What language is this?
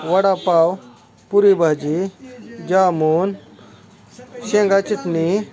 Marathi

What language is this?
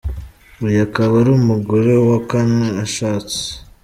Kinyarwanda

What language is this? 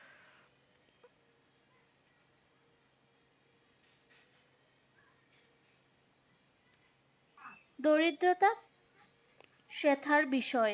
Bangla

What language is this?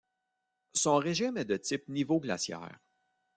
French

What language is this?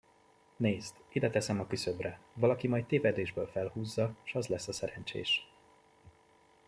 Hungarian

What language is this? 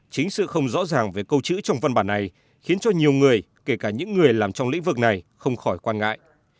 Vietnamese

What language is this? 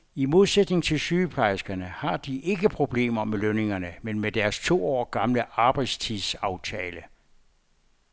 Danish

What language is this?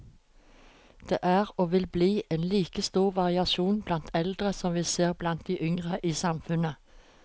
Norwegian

